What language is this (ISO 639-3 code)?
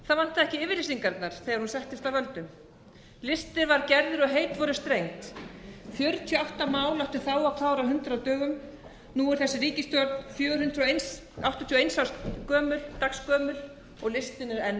isl